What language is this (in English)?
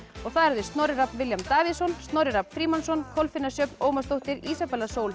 Icelandic